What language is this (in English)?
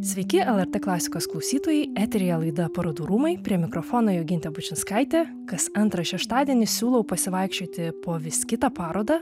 Lithuanian